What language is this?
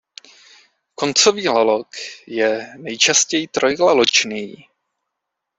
Czech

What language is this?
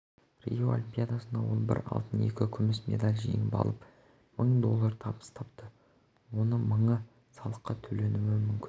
Kazakh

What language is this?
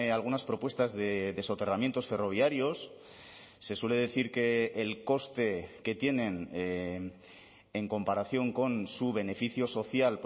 Spanish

